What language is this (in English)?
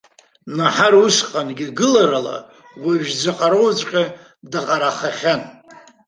Abkhazian